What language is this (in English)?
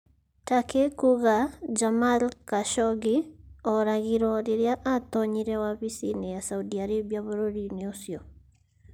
Kikuyu